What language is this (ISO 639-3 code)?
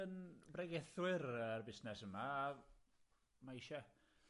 cym